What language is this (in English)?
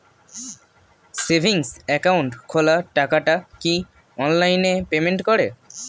Bangla